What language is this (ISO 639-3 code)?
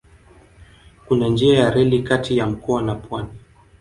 swa